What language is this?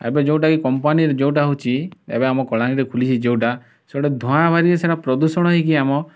Odia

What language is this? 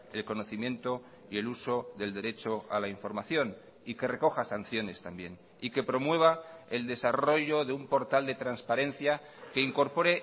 Spanish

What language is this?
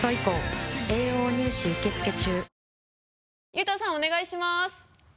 Japanese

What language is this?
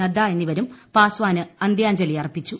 Malayalam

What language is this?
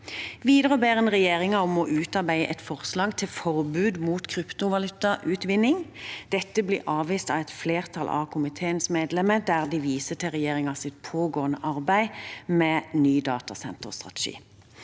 Norwegian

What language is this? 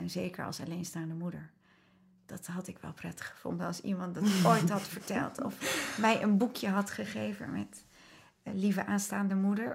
Dutch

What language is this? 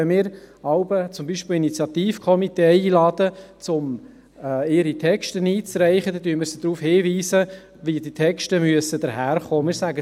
Swiss German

